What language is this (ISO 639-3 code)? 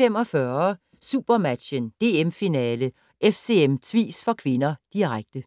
dan